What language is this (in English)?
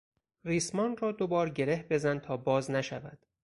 Persian